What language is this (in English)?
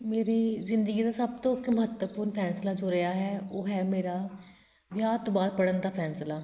Punjabi